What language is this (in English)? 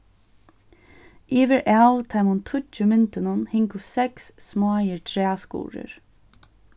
Faroese